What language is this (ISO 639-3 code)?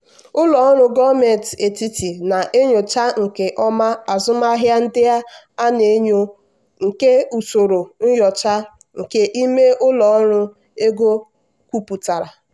ibo